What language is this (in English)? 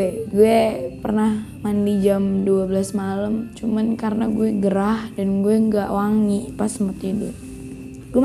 Indonesian